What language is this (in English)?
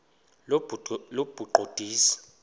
Xhosa